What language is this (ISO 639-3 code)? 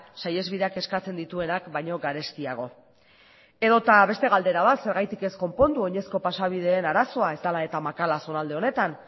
eus